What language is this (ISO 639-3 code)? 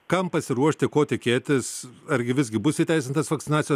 lit